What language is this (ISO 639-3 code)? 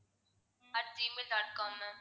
tam